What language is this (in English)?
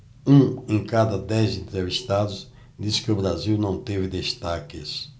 Portuguese